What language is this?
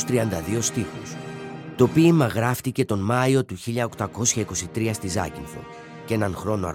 Greek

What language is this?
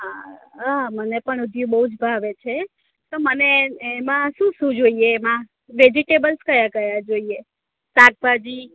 Gujarati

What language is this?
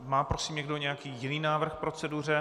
Czech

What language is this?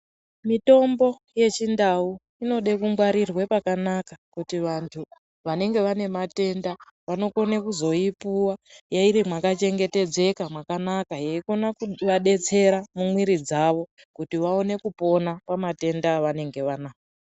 Ndau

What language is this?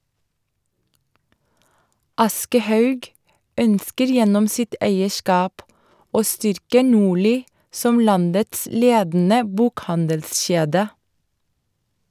Norwegian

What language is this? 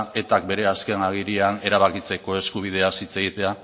Basque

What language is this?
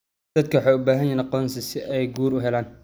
Somali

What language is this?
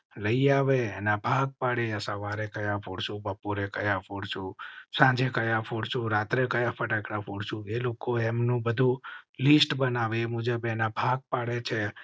Gujarati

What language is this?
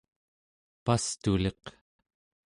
Central Yupik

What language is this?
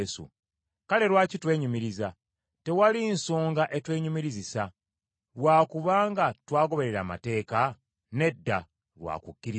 Ganda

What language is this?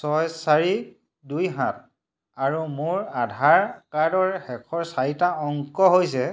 Assamese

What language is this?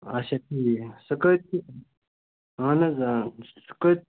Kashmiri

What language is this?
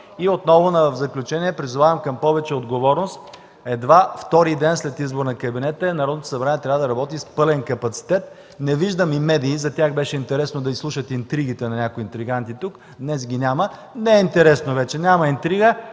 Bulgarian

